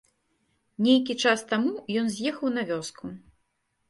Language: Belarusian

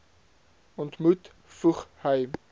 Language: Afrikaans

